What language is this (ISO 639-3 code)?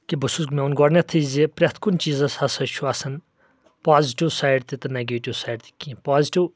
kas